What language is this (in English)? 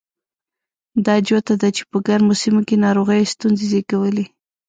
Pashto